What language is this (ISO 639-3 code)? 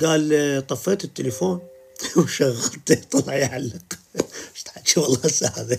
ara